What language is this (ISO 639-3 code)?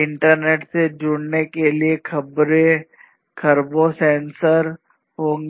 hin